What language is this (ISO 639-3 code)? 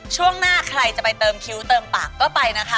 tha